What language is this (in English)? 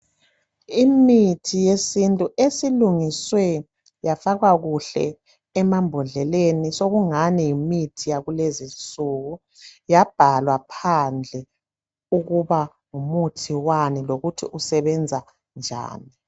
North Ndebele